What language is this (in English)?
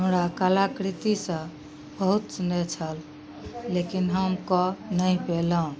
Maithili